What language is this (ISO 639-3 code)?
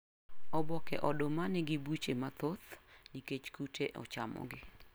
luo